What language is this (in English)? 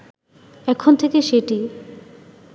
Bangla